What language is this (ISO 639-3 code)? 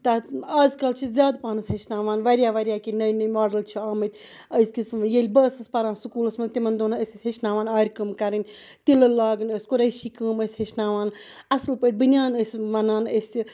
kas